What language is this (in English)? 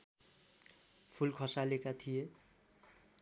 Nepali